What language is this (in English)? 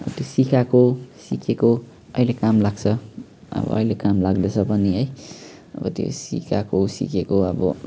Nepali